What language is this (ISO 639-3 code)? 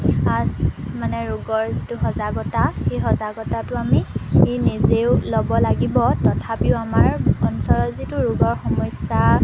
asm